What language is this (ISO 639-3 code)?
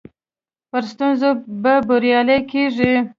pus